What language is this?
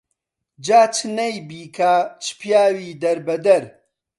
Central Kurdish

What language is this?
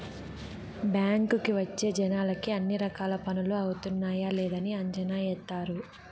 Telugu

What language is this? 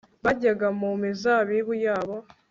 Kinyarwanda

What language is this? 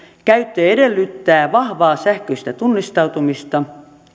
Finnish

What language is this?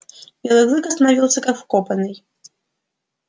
Russian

